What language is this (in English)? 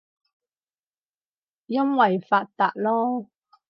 Cantonese